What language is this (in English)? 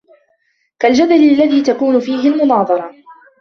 Arabic